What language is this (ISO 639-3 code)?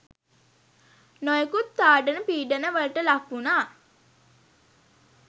sin